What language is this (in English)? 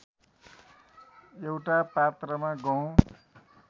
Nepali